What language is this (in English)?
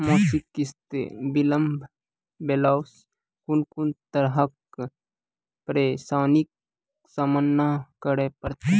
Maithili